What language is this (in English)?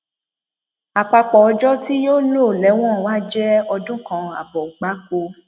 Yoruba